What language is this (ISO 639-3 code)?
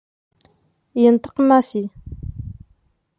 kab